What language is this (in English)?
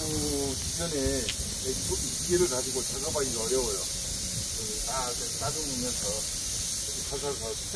Korean